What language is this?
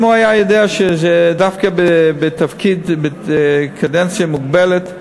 Hebrew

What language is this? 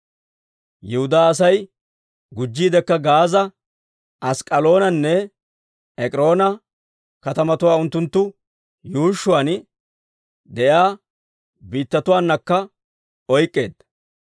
Dawro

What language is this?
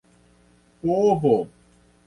Esperanto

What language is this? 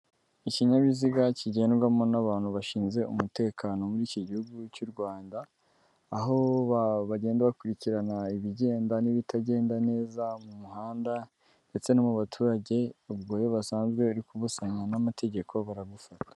Kinyarwanda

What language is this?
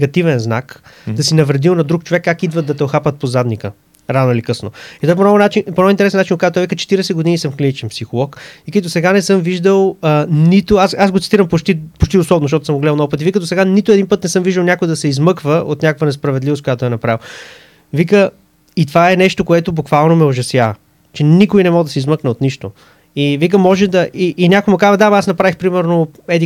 Bulgarian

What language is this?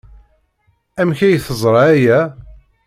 Kabyle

